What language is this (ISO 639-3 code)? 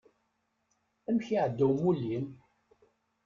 kab